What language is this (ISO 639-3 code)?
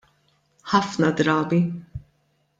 mlt